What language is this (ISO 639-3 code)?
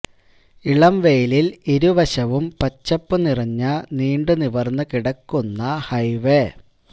mal